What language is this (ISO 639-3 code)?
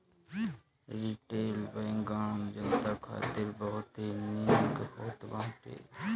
bho